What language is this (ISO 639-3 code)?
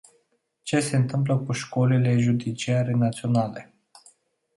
ron